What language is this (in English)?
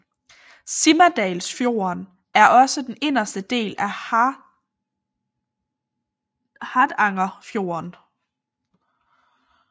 Danish